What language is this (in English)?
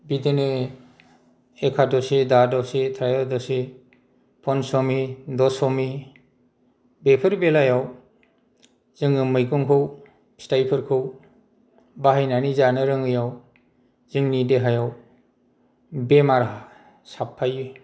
Bodo